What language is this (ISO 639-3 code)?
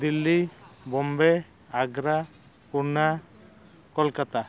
sat